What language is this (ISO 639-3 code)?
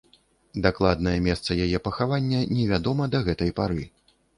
bel